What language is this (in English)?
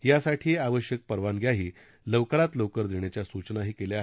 Marathi